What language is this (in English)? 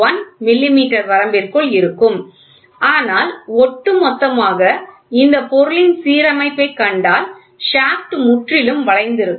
Tamil